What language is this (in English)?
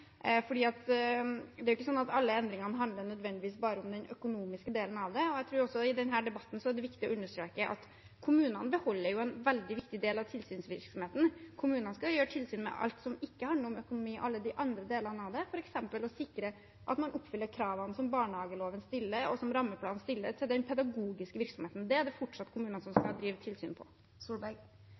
Norwegian Bokmål